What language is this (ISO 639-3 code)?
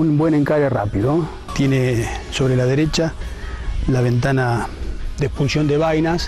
spa